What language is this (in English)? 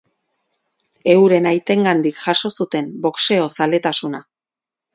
Basque